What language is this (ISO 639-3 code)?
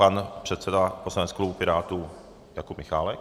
ces